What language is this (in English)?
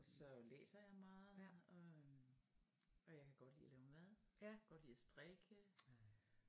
Danish